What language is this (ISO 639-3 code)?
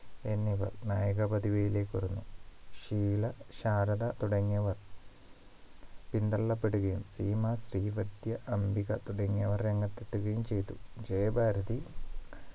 mal